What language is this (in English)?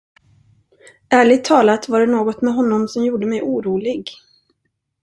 Swedish